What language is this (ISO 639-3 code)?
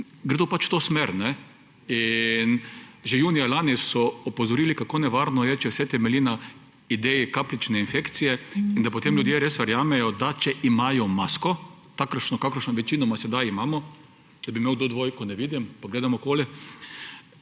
slv